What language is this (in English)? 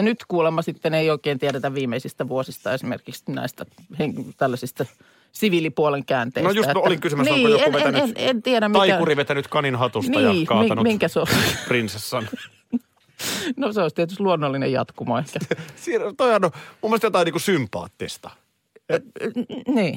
Finnish